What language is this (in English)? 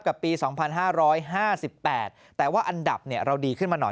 Thai